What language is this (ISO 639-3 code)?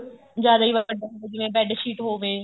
pan